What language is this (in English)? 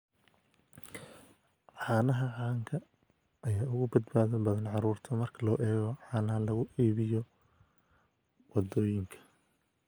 Somali